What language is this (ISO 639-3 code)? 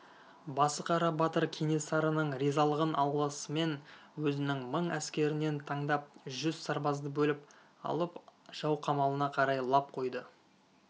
kaz